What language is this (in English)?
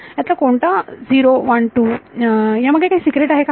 Marathi